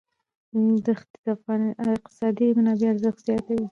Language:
Pashto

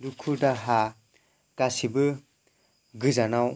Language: Bodo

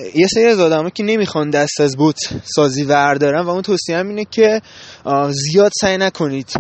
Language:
Persian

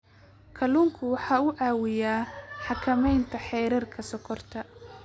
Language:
Somali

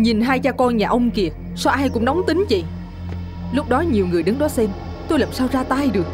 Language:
Vietnamese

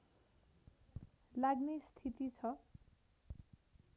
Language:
Nepali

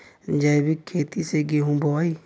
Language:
Bhojpuri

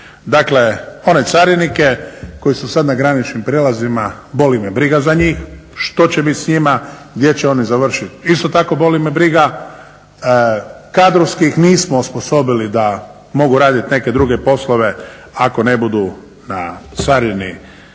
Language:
Croatian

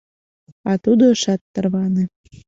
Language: Mari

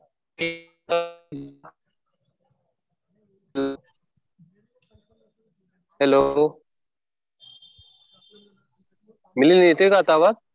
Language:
Marathi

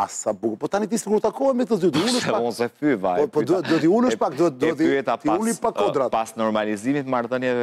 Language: Romanian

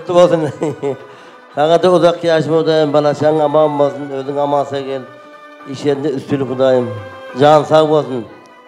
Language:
Turkish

